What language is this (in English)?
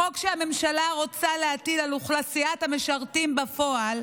Hebrew